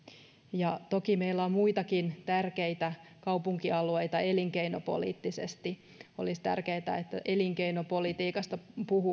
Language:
Finnish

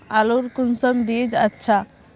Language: Magahi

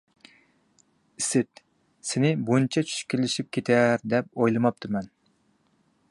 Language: Uyghur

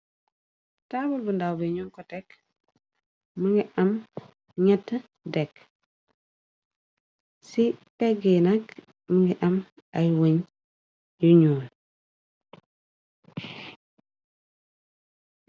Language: Wolof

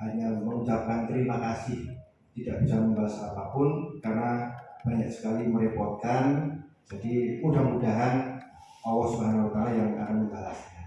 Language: Indonesian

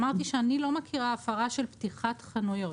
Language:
Hebrew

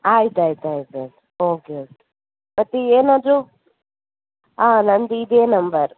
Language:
Kannada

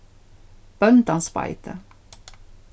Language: Faroese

